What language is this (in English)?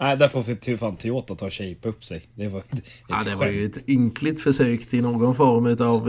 Swedish